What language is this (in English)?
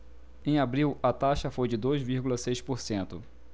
Portuguese